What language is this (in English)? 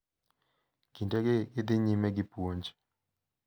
Luo (Kenya and Tanzania)